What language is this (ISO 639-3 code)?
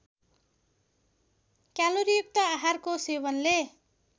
nep